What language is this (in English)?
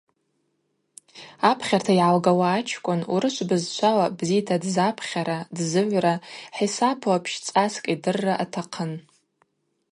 Abaza